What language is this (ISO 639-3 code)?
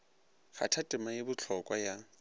nso